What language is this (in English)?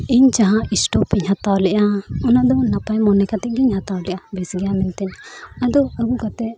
Santali